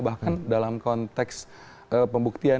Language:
Indonesian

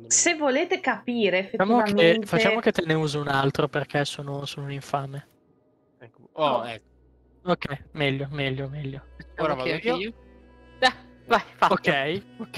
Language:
Italian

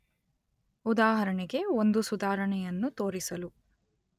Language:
Kannada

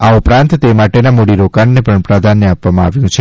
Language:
Gujarati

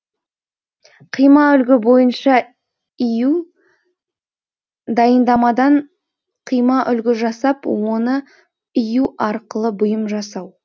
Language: Kazakh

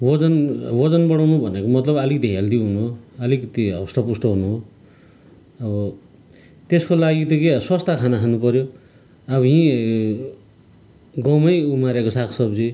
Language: Nepali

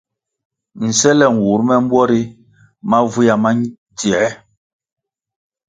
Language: Kwasio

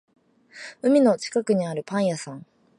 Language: Japanese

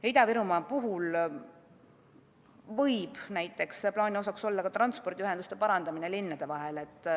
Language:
Estonian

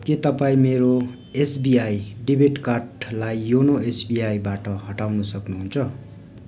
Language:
Nepali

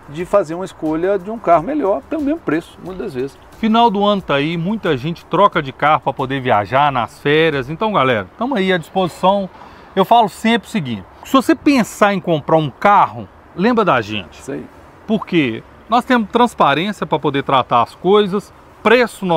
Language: Portuguese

